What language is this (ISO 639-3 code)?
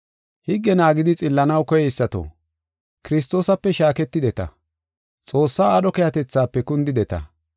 gof